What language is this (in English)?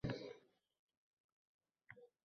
Uzbek